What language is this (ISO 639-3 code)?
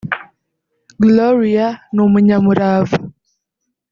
kin